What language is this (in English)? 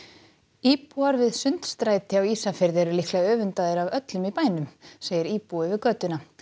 Icelandic